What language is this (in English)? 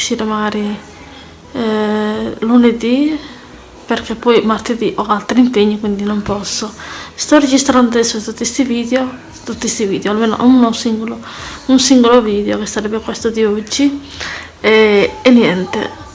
Italian